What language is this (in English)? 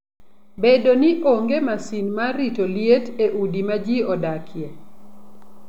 Luo (Kenya and Tanzania)